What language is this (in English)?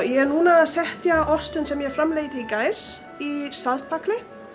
Icelandic